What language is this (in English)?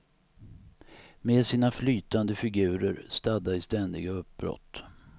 Swedish